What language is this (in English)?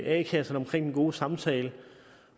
Danish